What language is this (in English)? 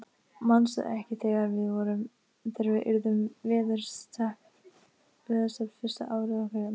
Icelandic